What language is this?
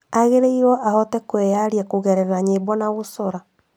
Kikuyu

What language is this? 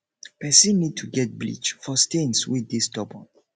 Nigerian Pidgin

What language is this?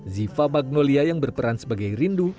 Indonesian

